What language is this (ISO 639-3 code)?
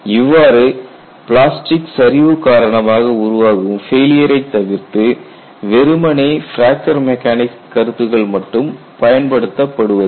tam